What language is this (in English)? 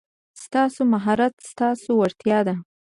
Pashto